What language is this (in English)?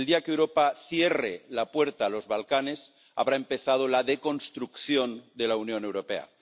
Spanish